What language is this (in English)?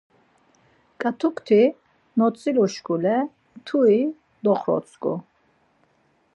Laz